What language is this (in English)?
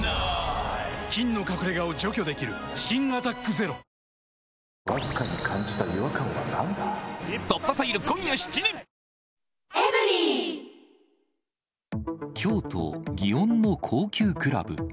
Japanese